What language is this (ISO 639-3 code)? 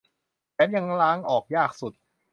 tha